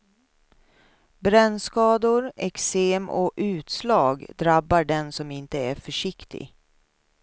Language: Swedish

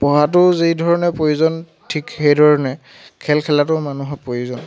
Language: Assamese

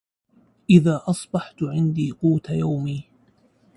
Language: Arabic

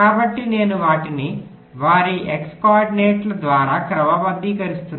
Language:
Telugu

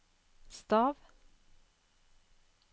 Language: Norwegian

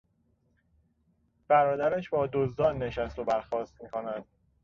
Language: Persian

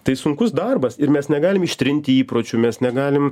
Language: Lithuanian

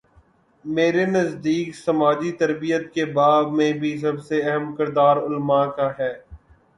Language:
Urdu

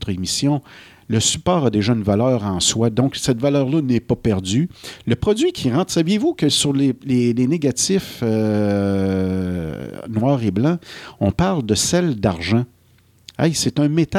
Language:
French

